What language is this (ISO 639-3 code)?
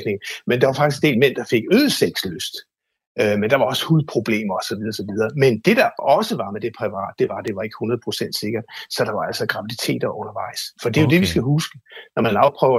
dan